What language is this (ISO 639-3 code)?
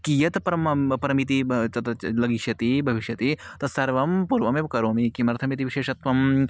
san